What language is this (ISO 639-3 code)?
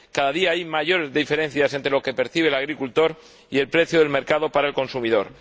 spa